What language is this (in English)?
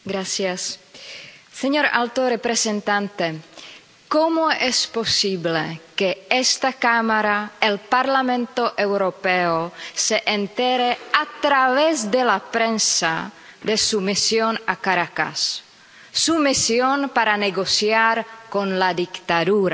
Spanish